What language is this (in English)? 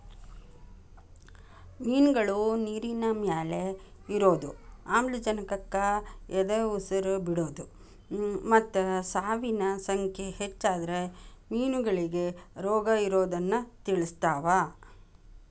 Kannada